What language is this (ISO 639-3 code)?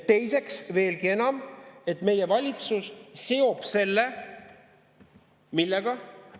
est